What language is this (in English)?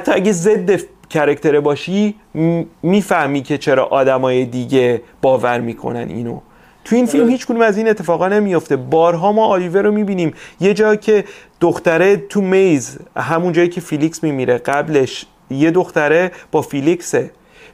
Persian